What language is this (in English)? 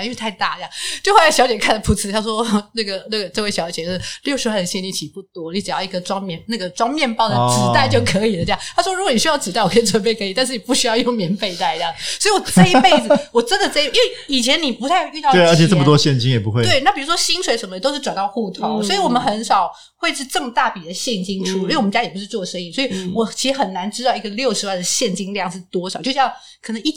Chinese